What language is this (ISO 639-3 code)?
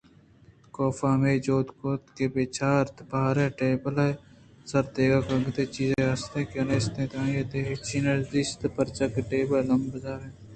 bgp